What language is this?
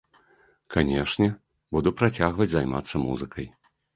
Belarusian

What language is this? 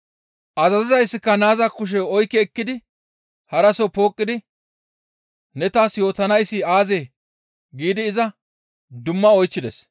Gamo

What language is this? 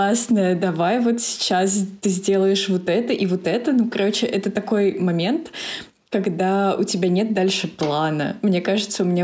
Russian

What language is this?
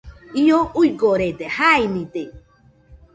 Nüpode Huitoto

